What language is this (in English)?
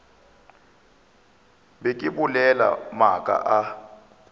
Northern Sotho